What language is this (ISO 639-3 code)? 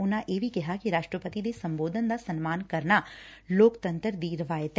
pan